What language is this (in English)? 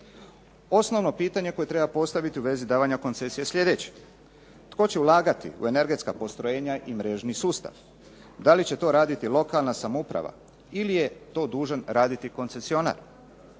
Croatian